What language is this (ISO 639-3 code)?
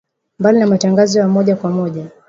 swa